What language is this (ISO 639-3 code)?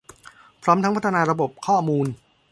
tha